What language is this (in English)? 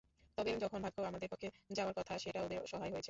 Bangla